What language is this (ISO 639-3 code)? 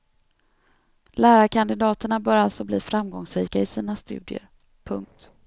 swe